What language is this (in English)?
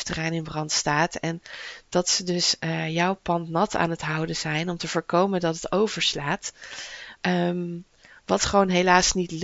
Dutch